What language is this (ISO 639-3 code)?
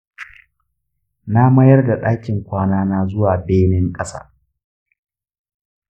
hau